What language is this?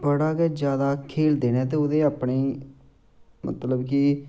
Dogri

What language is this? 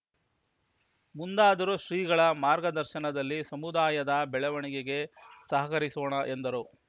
Kannada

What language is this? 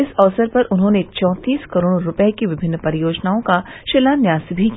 Hindi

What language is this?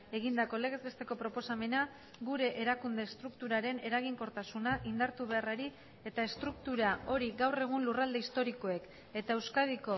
Basque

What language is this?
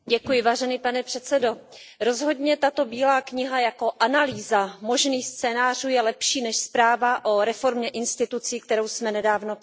Czech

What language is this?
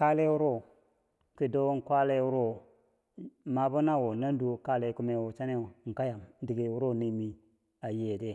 Bangwinji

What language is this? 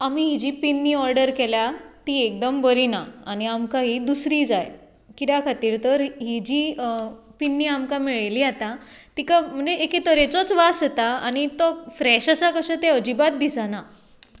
Konkani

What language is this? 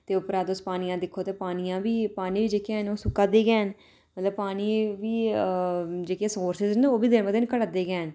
Dogri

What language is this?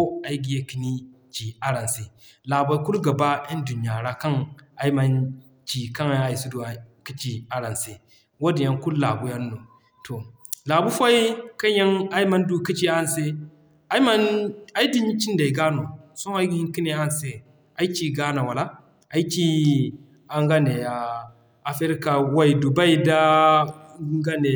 Zarma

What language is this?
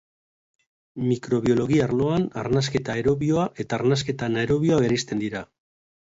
Basque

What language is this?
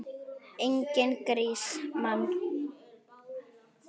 Icelandic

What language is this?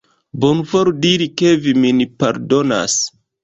Esperanto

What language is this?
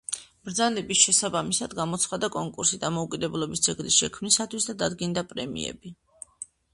Georgian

